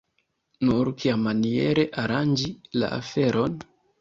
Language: Esperanto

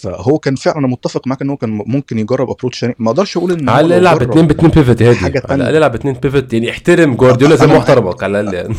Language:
Arabic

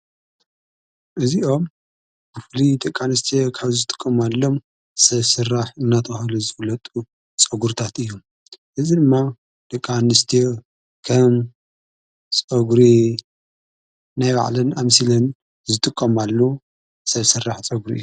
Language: Tigrinya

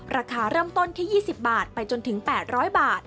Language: Thai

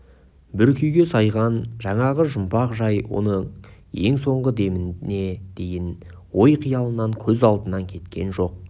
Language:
Kazakh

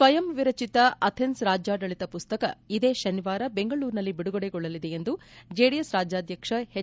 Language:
Kannada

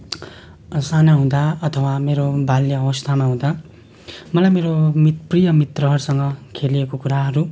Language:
Nepali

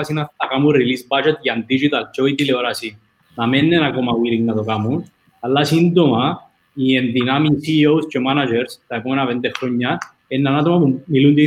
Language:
Greek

